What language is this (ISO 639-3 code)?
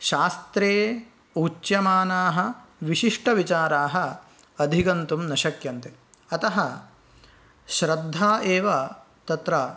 san